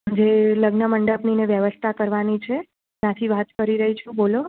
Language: Gujarati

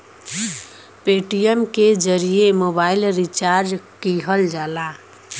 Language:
Bhojpuri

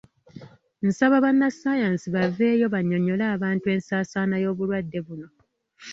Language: Ganda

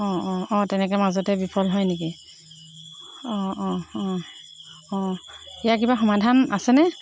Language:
Assamese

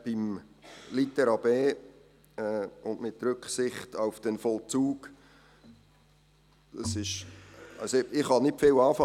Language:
Swiss German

